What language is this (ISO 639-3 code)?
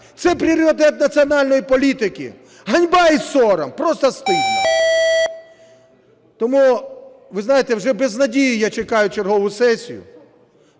ukr